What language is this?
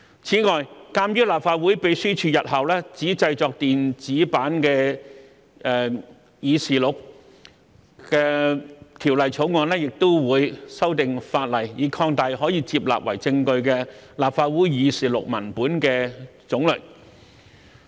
Cantonese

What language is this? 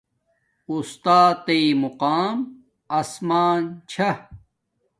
Domaaki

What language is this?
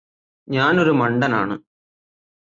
Malayalam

